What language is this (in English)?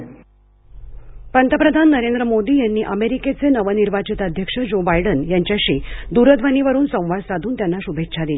Marathi